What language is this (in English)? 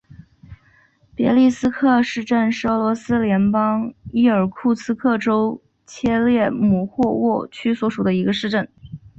Chinese